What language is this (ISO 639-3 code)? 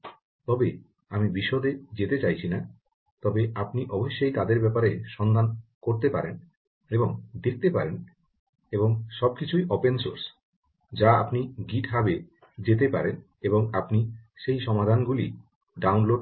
ben